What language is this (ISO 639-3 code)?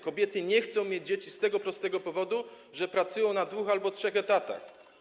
pol